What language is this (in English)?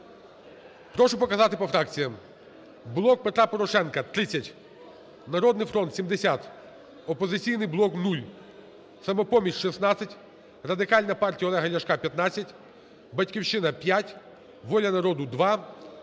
Ukrainian